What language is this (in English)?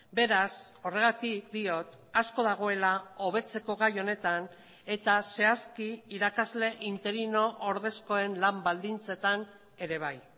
Basque